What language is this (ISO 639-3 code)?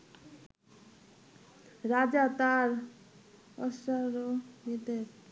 ben